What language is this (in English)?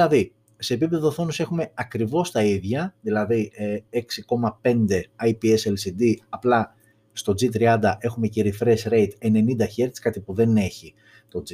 Greek